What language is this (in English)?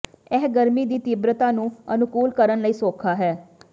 Punjabi